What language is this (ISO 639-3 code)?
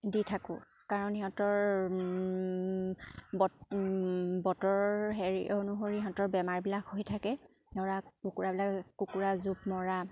asm